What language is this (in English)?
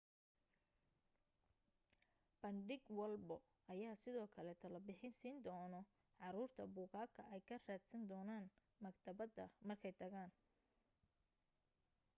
Somali